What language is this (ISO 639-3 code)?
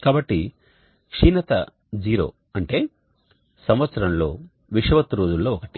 tel